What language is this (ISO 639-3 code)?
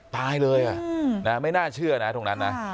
tha